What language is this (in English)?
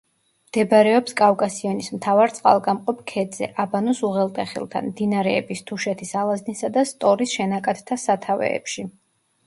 Georgian